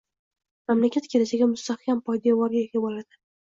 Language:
Uzbek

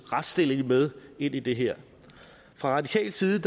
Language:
Danish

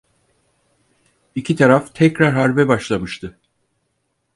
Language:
Turkish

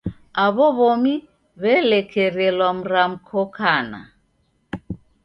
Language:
Taita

